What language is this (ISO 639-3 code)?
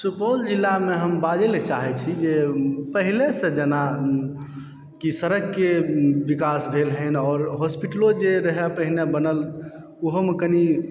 mai